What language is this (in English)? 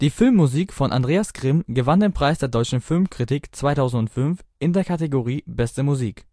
German